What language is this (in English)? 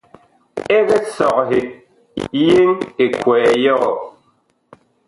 Bakoko